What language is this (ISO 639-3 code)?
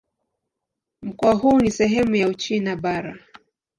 swa